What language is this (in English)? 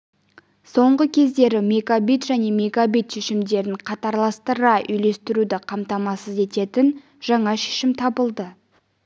Kazakh